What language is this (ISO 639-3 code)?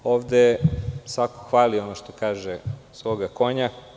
srp